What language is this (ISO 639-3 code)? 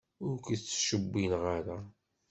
kab